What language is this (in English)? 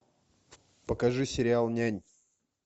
Russian